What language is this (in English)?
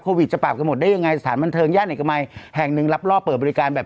Thai